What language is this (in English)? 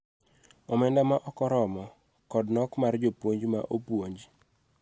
Luo (Kenya and Tanzania)